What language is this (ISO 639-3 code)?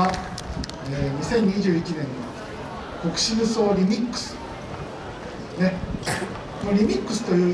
jpn